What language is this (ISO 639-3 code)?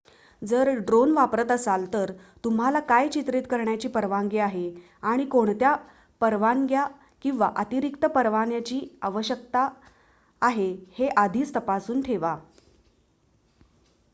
mar